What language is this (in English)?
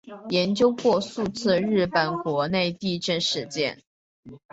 Chinese